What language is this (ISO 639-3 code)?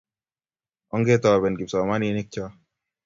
kln